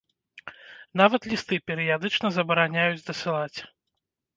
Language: Belarusian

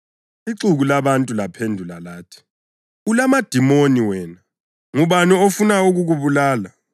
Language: North Ndebele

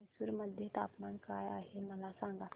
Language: Marathi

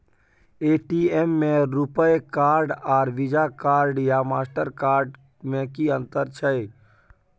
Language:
Maithili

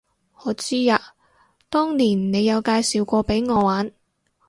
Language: Cantonese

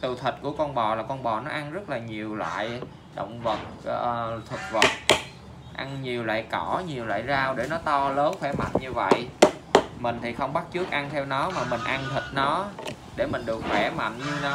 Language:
Vietnamese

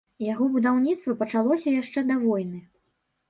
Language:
Belarusian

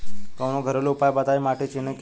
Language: Bhojpuri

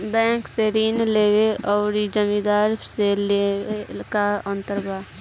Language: Bhojpuri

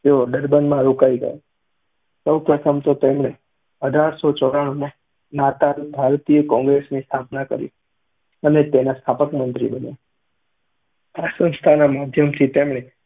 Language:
Gujarati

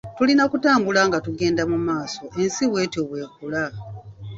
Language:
Ganda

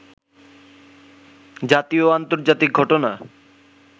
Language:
Bangla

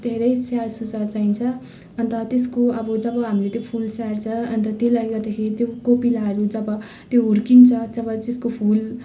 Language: Nepali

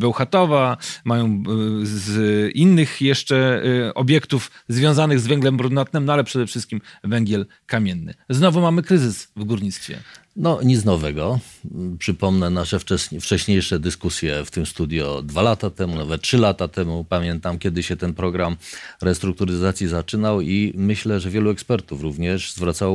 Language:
Polish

